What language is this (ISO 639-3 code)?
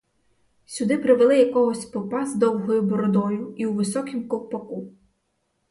ukr